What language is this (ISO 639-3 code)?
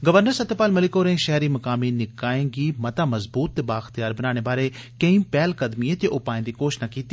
doi